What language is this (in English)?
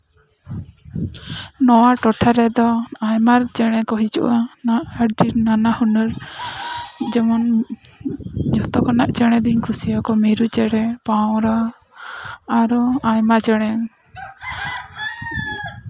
Santali